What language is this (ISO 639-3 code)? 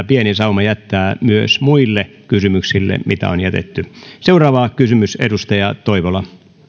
fin